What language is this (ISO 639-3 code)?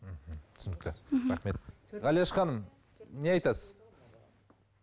kaz